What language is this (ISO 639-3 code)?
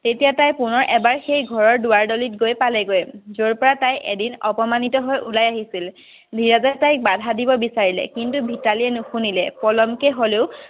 asm